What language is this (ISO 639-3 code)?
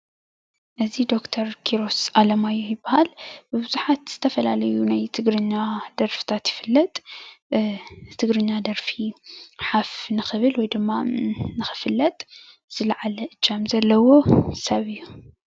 tir